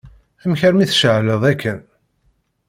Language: Kabyle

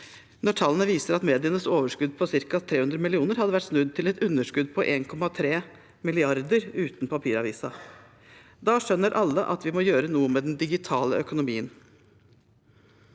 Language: Norwegian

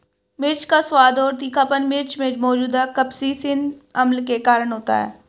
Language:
Hindi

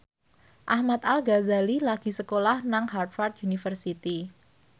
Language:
Javanese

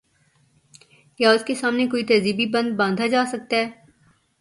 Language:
Urdu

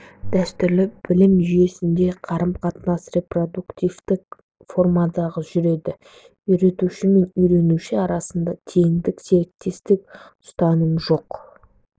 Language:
Kazakh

